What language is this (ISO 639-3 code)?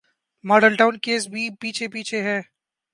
urd